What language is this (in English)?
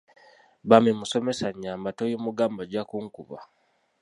Ganda